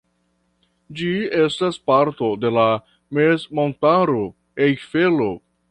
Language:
Esperanto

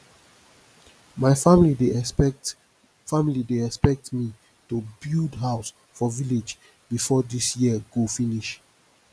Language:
Nigerian Pidgin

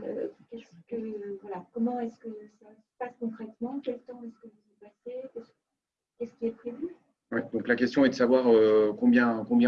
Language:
French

